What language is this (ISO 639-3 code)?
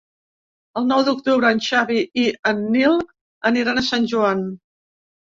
cat